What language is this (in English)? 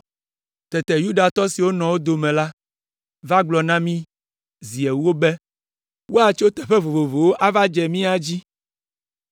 Ewe